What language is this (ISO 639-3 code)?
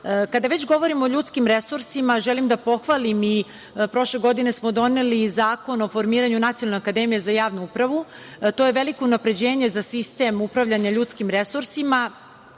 srp